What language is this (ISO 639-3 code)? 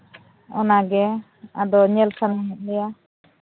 sat